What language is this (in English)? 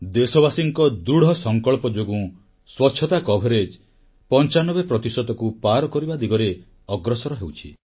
Odia